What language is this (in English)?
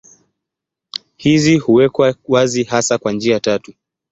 Swahili